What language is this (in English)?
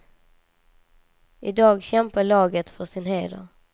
Swedish